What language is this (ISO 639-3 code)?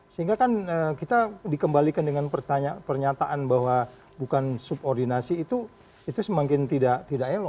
ind